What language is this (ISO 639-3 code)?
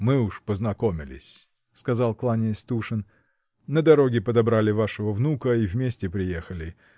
rus